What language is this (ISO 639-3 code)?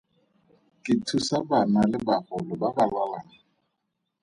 tsn